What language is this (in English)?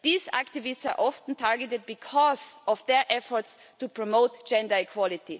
English